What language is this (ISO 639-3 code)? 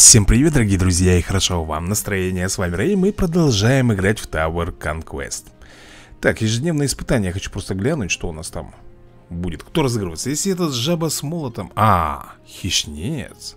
rus